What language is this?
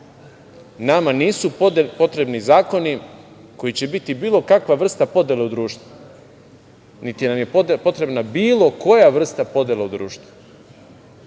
Serbian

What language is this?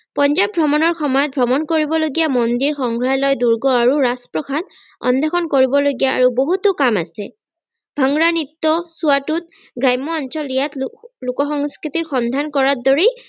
Assamese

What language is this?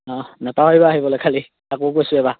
Assamese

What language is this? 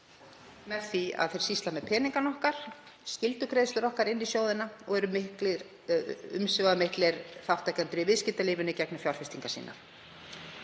Icelandic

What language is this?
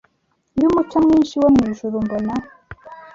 Kinyarwanda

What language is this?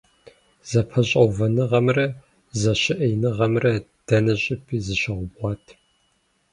Kabardian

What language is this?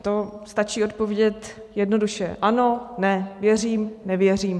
Czech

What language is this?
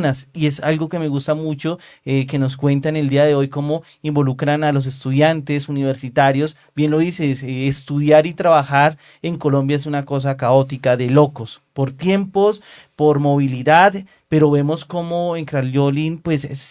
Spanish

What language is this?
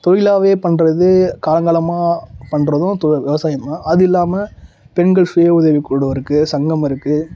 Tamil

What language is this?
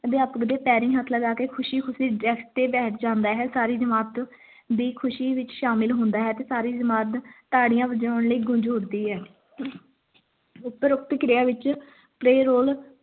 Punjabi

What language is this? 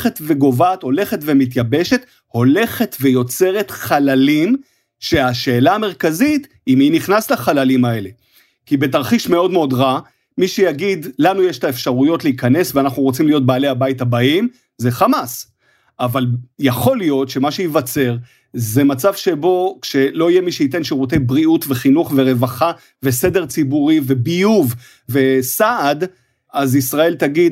Hebrew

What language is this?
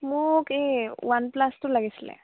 Assamese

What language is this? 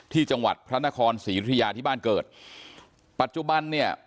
Thai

